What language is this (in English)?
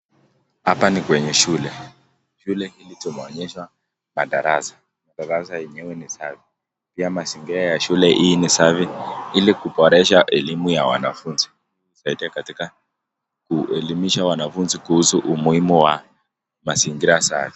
Swahili